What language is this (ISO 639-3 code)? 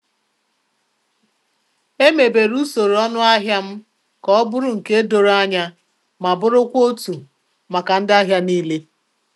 ibo